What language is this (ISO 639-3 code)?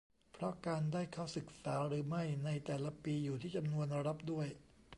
tha